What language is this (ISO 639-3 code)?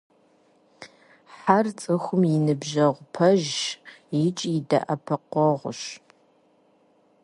kbd